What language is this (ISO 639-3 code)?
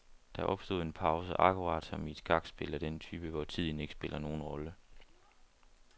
dan